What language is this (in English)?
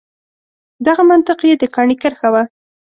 Pashto